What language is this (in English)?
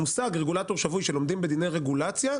Hebrew